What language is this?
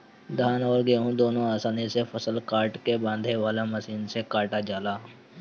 Bhojpuri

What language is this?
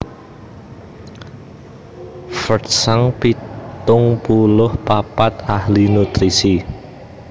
Javanese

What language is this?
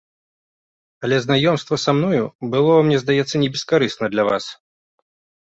Belarusian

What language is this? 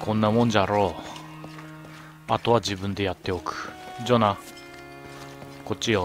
Japanese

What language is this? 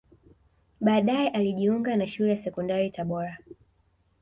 Swahili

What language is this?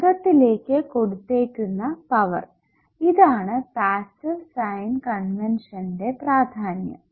Malayalam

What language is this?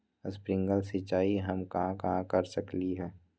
Magahi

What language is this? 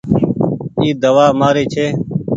Goaria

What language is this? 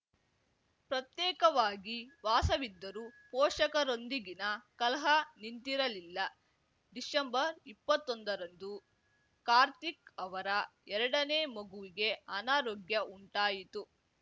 Kannada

